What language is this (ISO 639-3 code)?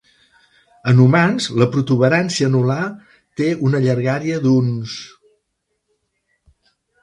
cat